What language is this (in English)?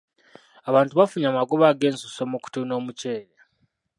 Ganda